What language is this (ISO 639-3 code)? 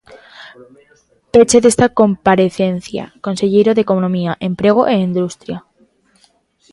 glg